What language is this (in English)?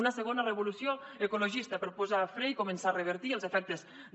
Catalan